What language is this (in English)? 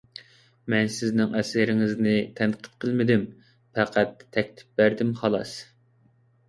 Uyghur